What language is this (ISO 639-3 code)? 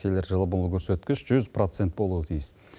kaz